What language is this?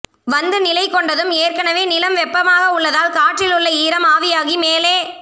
Tamil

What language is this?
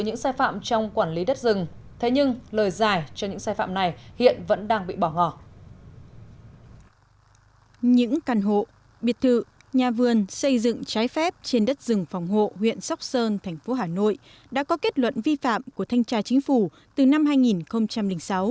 Vietnamese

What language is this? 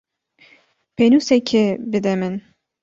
Kurdish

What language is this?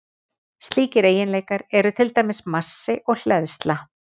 Icelandic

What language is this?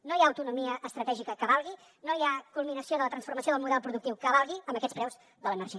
Catalan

